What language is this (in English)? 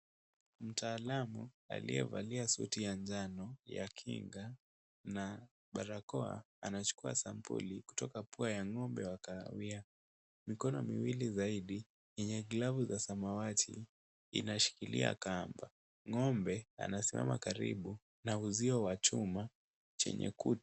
Swahili